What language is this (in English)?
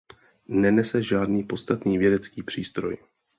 Czech